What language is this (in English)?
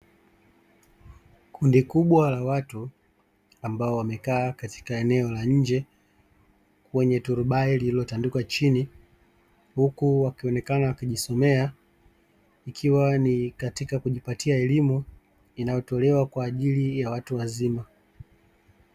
Swahili